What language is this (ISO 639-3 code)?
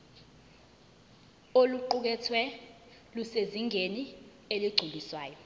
zul